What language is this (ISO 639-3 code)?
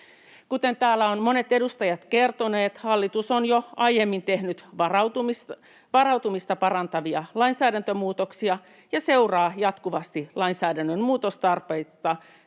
fin